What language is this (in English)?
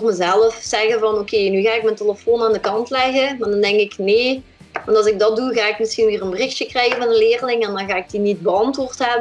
Dutch